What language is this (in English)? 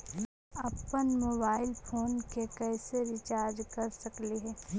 Magahi